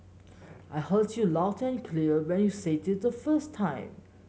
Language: English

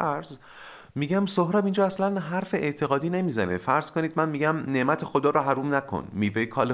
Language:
Persian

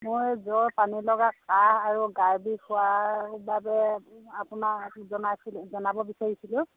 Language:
Assamese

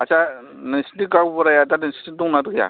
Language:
Bodo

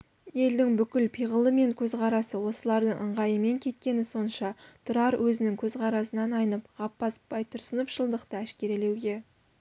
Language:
Kazakh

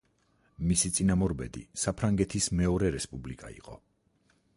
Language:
Georgian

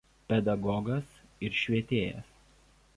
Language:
Lithuanian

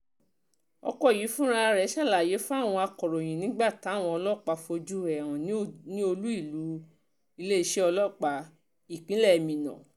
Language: Yoruba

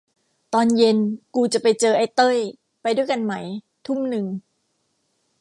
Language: Thai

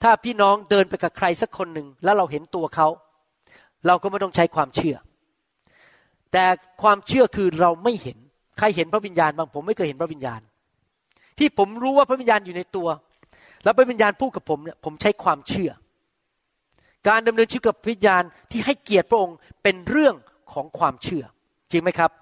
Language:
Thai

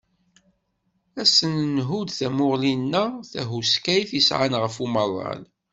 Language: Kabyle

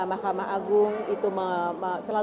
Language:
Indonesian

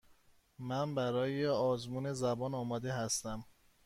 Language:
Persian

